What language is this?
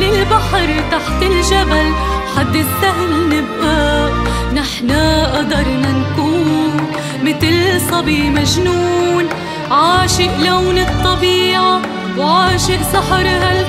Arabic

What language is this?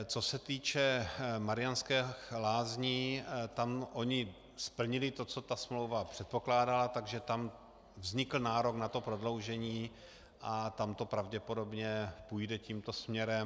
Czech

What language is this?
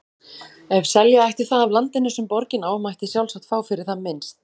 Icelandic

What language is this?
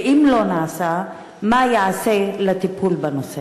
Hebrew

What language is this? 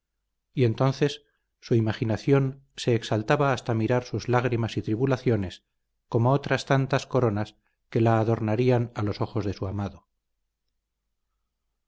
Spanish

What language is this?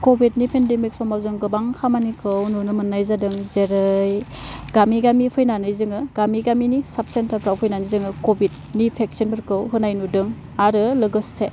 Bodo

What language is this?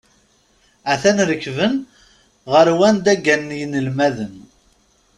Kabyle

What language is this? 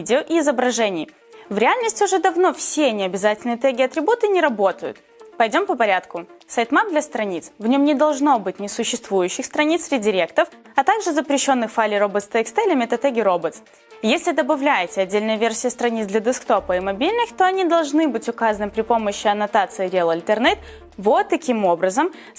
Russian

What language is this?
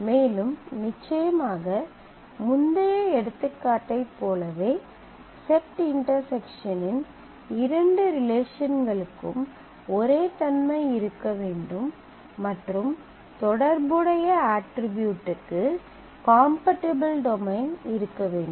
Tamil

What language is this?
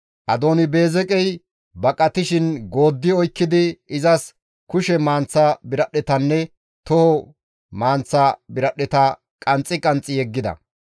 Gamo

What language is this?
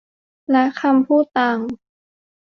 Thai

